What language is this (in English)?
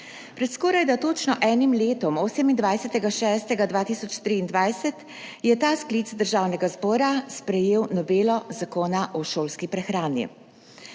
Slovenian